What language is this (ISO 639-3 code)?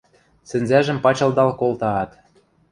mrj